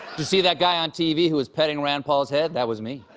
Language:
English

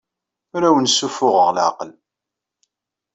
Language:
Kabyle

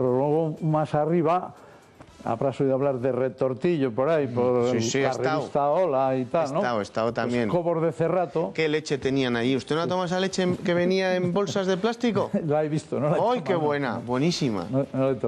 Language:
Spanish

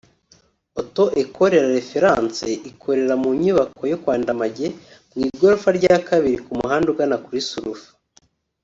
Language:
Kinyarwanda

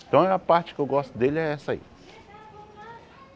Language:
Portuguese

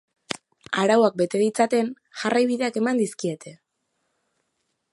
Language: Basque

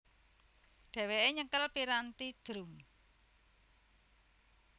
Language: Javanese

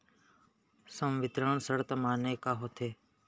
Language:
Chhattisgarhi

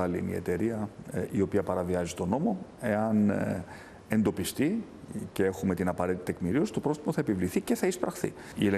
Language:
Greek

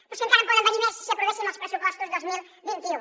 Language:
Catalan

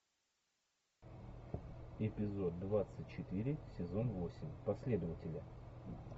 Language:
Russian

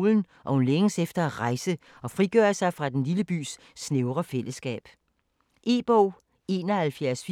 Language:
Danish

